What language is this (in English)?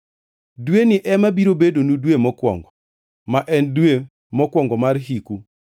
Luo (Kenya and Tanzania)